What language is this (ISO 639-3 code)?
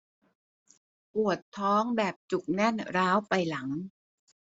tha